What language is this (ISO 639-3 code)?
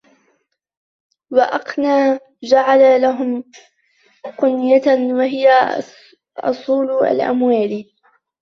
ara